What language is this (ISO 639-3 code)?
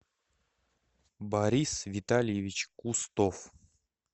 rus